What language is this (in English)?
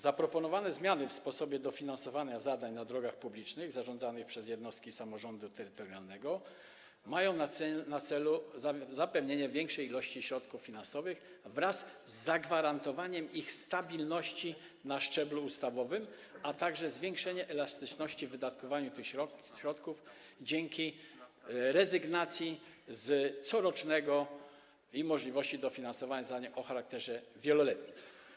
Polish